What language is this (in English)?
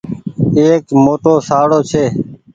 Goaria